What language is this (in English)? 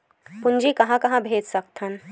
Chhattisgarhi